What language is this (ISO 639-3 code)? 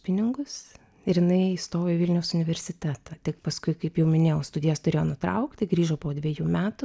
lit